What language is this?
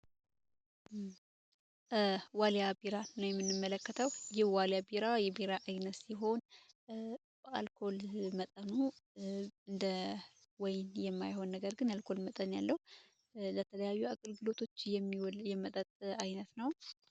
Amharic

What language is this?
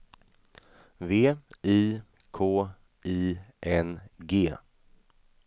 Swedish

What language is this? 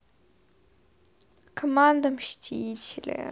Russian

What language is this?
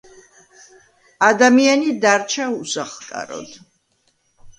Georgian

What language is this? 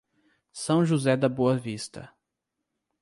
Portuguese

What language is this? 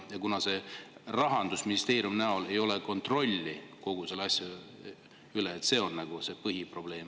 Estonian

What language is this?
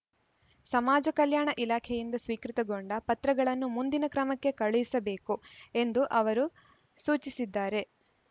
Kannada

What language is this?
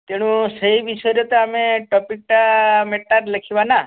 Odia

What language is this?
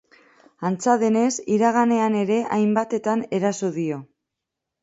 Basque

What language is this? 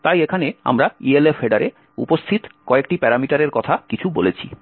Bangla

